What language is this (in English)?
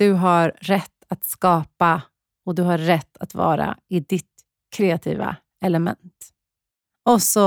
Swedish